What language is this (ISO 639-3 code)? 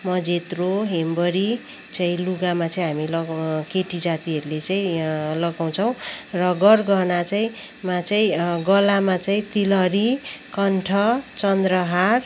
nep